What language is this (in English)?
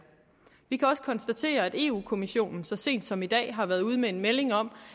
Danish